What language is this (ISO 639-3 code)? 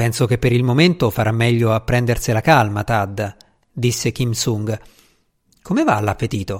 ita